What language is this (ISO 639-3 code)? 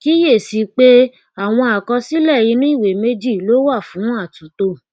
yor